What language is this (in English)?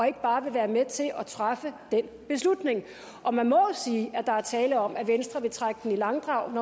Danish